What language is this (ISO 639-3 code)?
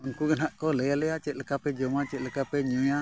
sat